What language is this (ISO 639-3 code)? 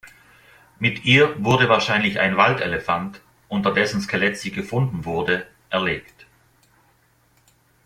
deu